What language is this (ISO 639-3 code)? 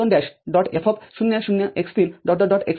mar